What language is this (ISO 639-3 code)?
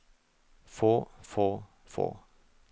nor